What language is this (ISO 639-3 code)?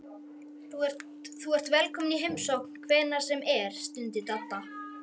isl